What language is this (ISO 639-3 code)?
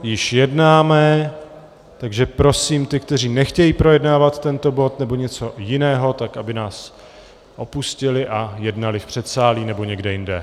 ces